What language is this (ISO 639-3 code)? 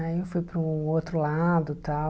por